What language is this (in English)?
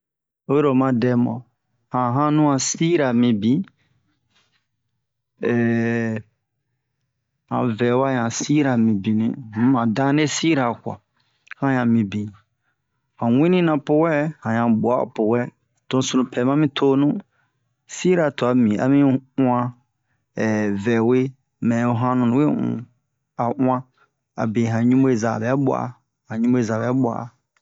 Bomu